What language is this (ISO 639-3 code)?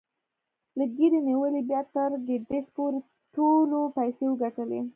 pus